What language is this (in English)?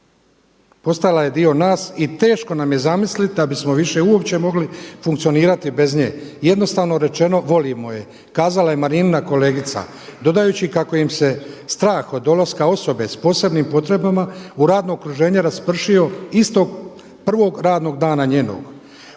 Croatian